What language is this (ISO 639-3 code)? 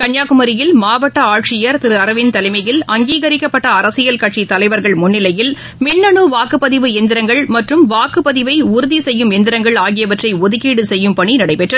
tam